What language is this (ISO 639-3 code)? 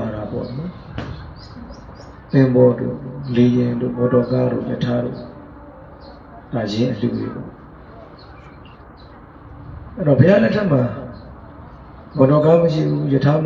ind